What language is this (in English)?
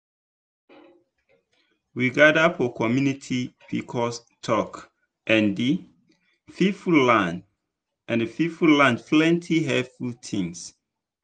Nigerian Pidgin